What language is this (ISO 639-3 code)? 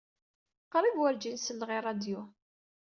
kab